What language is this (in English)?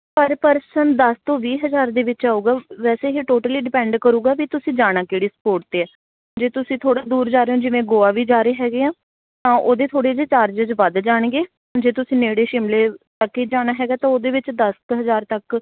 Punjabi